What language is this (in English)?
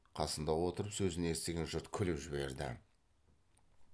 Kazakh